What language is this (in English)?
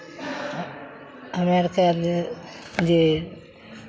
Maithili